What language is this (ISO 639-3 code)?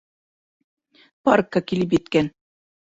bak